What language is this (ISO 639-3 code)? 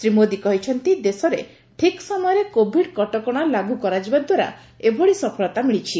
ori